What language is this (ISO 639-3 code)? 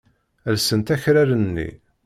kab